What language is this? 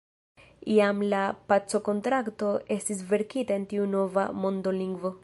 Esperanto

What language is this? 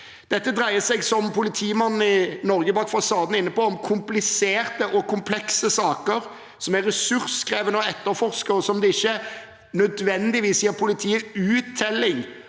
Norwegian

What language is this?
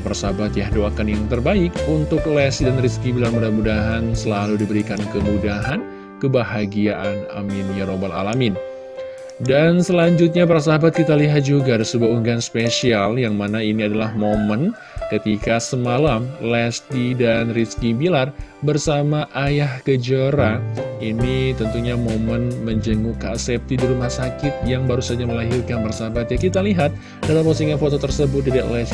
Indonesian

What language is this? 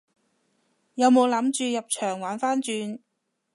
Cantonese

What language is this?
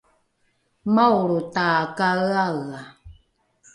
Rukai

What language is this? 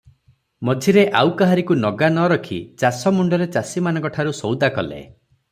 Odia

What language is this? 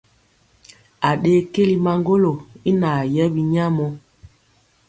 Mpiemo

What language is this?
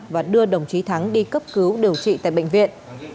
Vietnamese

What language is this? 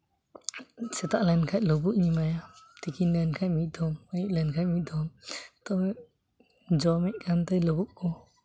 Santali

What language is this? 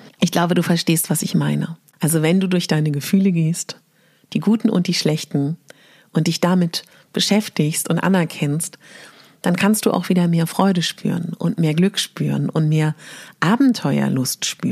German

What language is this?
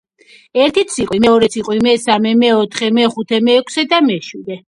Georgian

